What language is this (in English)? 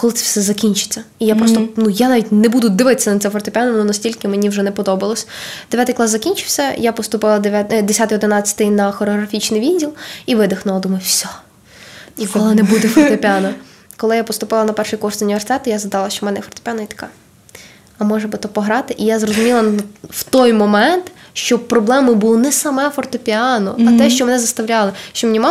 Ukrainian